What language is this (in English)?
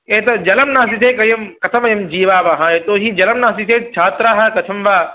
Sanskrit